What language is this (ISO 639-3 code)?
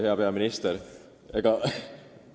est